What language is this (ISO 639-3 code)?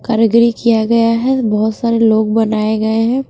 hin